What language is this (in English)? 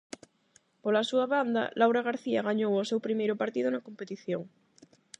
Galician